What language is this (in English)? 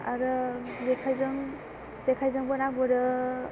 Bodo